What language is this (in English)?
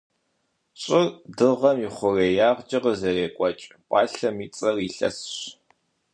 Kabardian